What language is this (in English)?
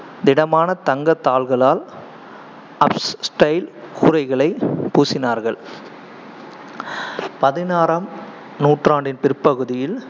Tamil